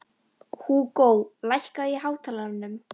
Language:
Icelandic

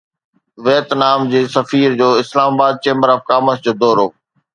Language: Sindhi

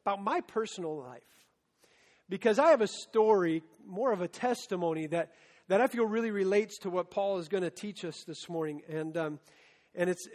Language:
English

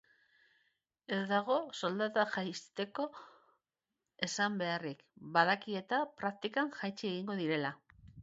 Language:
Basque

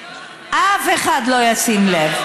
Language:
Hebrew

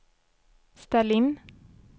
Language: Swedish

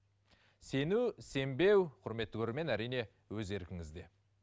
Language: Kazakh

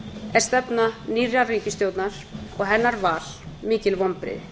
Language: Icelandic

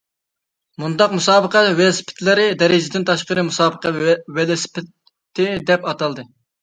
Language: Uyghur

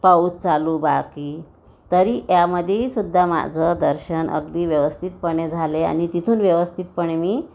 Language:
Marathi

